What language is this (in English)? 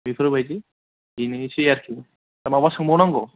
Bodo